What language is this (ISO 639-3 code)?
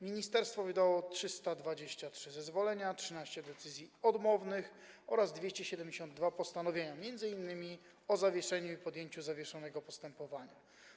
pol